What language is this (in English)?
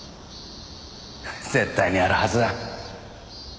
Japanese